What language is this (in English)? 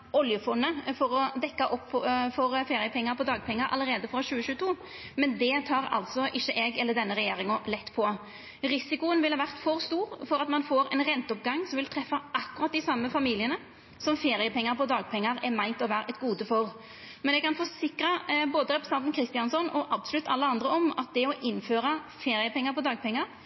Norwegian Nynorsk